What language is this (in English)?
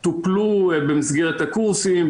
Hebrew